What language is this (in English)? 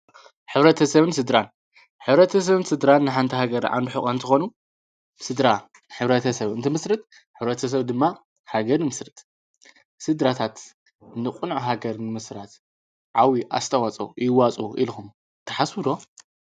Tigrinya